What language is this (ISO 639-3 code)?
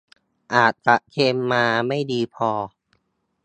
tha